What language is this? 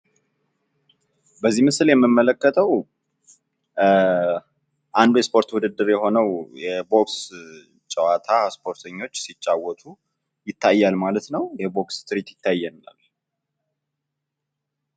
Amharic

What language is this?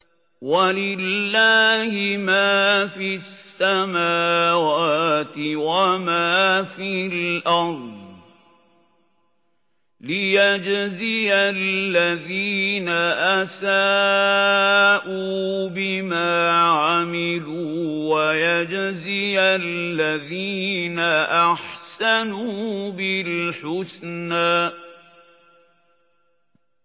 Arabic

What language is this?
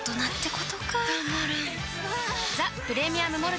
Japanese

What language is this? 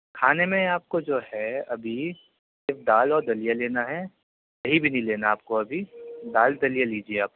Urdu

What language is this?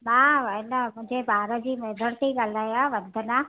Sindhi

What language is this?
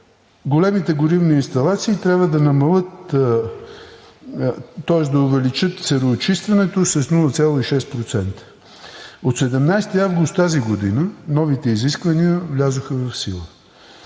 Bulgarian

